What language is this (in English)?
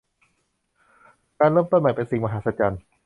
Thai